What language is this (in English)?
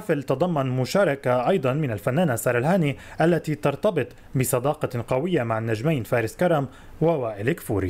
Arabic